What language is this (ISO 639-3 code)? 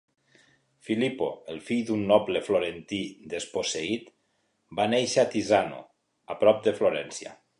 cat